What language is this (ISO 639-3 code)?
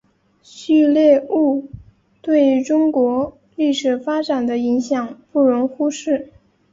zho